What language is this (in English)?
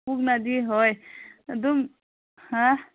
Manipuri